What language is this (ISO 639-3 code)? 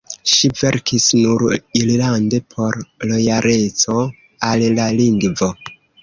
epo